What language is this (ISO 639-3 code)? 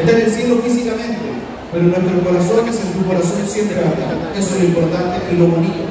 spa